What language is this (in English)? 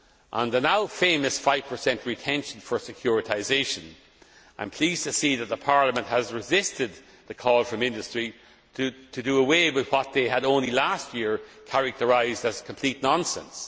English